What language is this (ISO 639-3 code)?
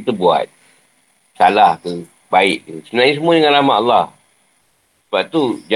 msa